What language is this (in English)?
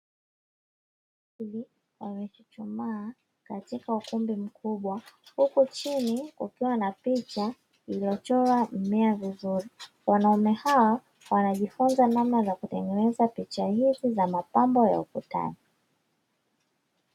Swahili